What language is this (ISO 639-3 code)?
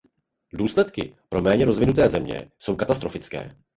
ces